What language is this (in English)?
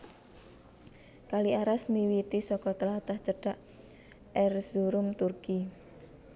Javanese